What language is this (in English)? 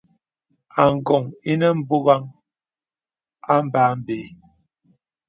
Bebele